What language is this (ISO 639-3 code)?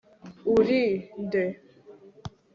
kin